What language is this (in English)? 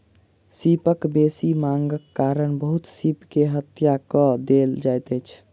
Maithili